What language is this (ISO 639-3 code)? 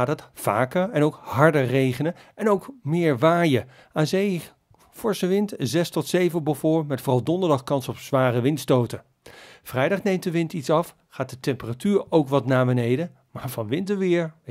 nld